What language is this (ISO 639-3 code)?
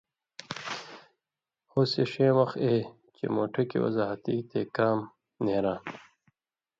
mvy